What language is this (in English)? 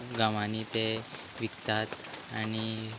Konkani